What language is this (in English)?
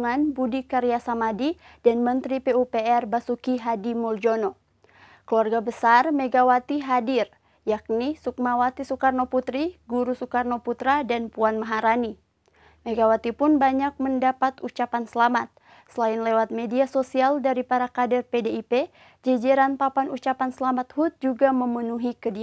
Indonesian